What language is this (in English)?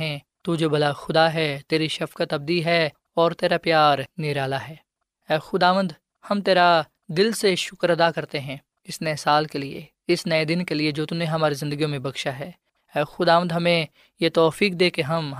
Urdu